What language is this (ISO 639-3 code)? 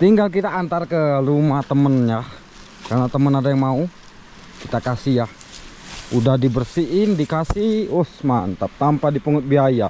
ind